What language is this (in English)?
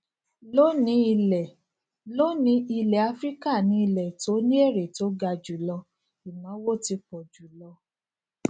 Yoruba